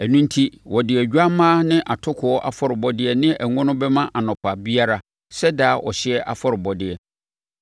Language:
Akan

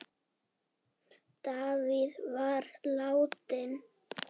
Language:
Icelandic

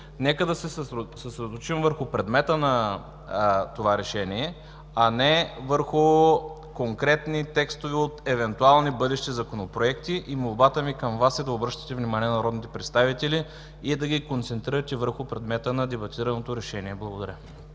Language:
Bulgarian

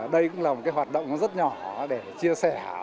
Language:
Vietnamese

